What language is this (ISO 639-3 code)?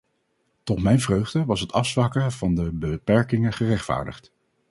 nld